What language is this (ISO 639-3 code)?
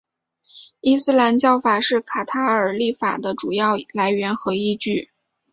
zho